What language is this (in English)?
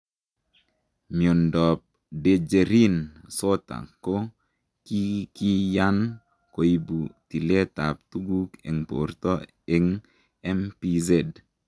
Kalenjin